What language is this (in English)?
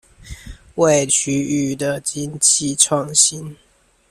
Chinese